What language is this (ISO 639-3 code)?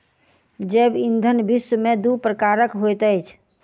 mai